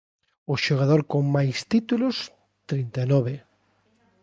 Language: Galician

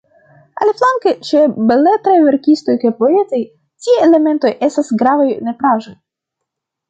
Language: Esperanto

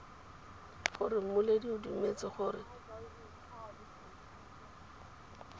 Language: Tswana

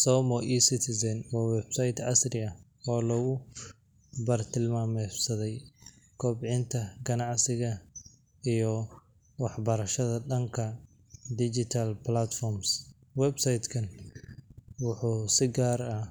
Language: Somali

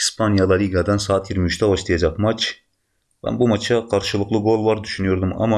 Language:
Turkish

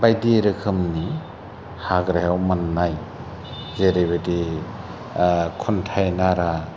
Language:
Bodo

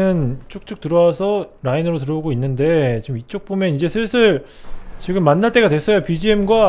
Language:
Korean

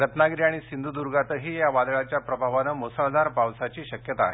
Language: Marathi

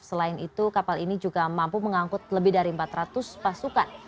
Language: Indonesian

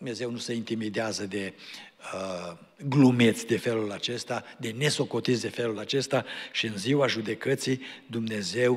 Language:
Romanian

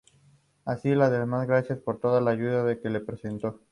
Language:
Spanish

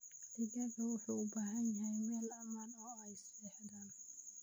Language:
Somali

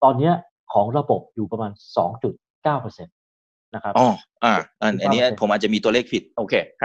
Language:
Thai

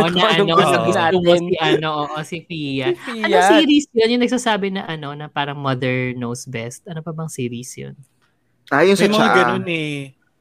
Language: Filipino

